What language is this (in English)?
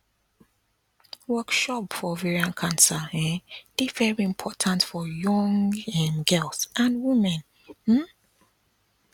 Nigerian Pidgin